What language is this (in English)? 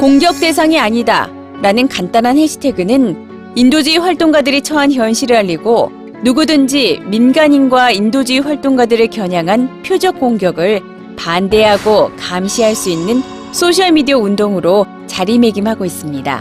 Korean